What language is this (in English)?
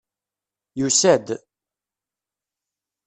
Kabyle